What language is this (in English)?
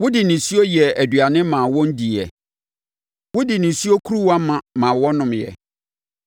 Akan